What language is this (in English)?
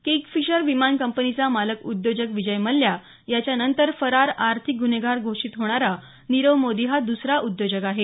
Marathi